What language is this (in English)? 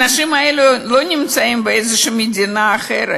Hebrew